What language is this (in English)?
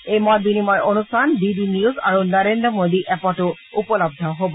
Assamese